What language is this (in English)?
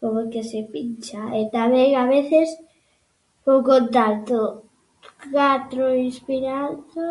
Galician